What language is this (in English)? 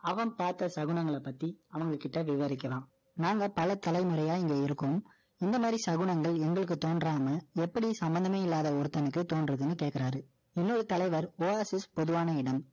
Tamil